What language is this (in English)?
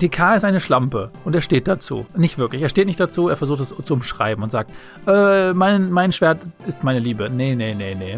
German